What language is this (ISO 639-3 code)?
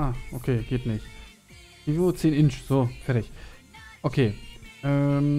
deu